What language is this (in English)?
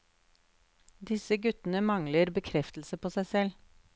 Norwegian